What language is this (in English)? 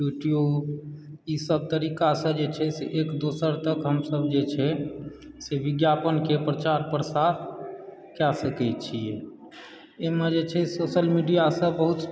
Maithili